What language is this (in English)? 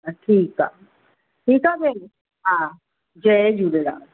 Sindhi